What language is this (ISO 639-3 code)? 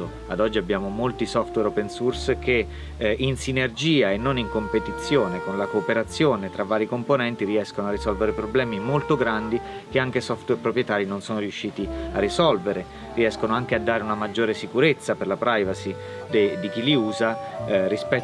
ita